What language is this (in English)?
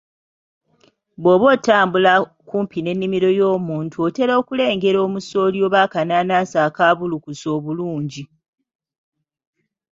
Ganda